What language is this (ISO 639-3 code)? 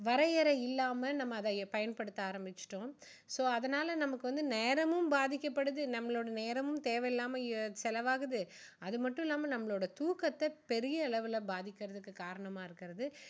tam